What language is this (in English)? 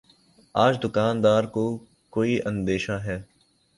Urdu